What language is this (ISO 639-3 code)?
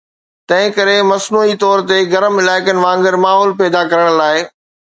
snd